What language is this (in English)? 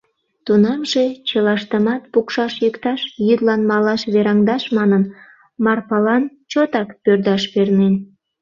Mari